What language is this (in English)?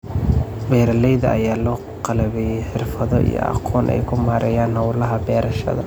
Somali